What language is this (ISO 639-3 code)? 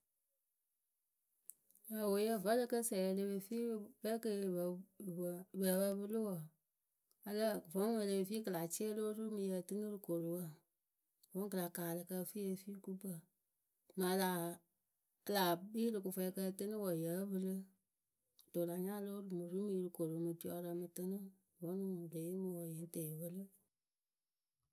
keu